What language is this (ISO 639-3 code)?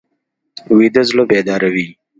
pus